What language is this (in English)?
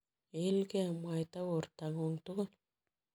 Kalenjin